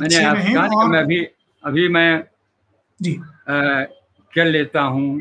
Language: Hindi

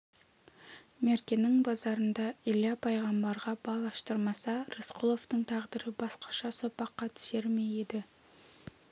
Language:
Kazakh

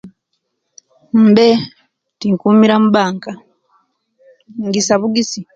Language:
Kenyi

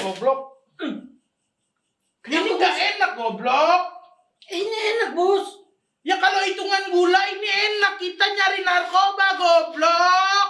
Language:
Indonesian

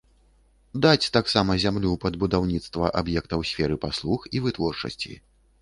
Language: Belarusian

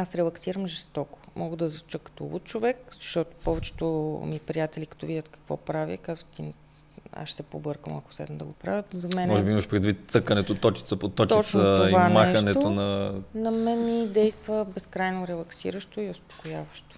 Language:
Bulgarian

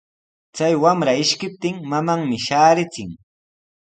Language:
Sihuas Ancash Quechua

